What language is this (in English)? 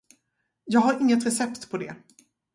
Swedish